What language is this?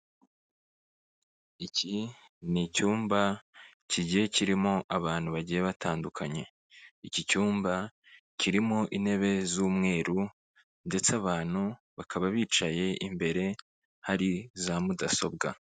Kinyarwanda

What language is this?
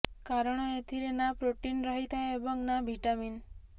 Odia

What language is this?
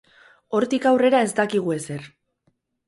Basque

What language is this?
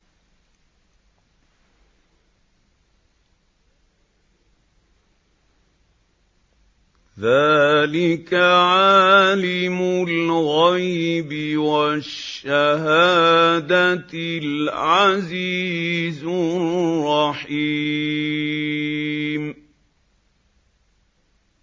Arabic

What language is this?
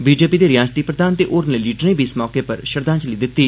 Dogri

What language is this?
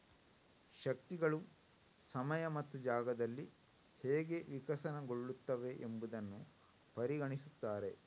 Kannada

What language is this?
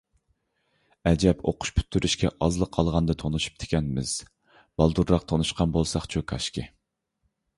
Uyghur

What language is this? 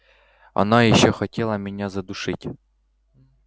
Russian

